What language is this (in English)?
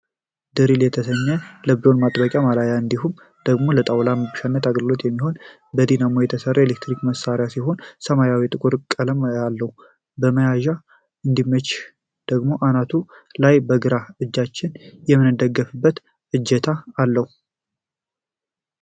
Amharic